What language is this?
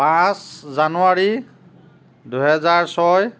Assamese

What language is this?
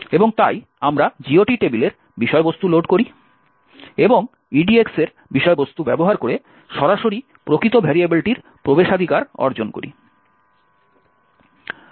Bangla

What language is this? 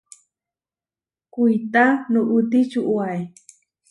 Huarijio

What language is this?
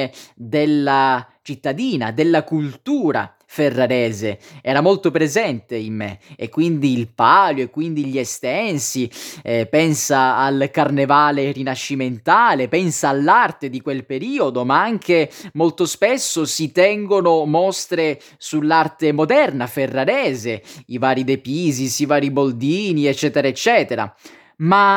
Italian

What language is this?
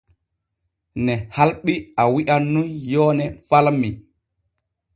Borgu Fulfulde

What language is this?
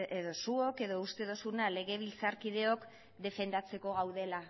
Basque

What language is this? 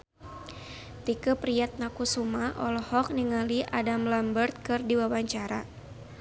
Sundanese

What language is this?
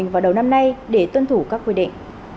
Vietnamese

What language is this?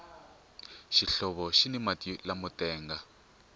Tsonga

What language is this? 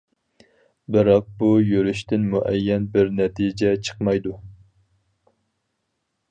Uyghur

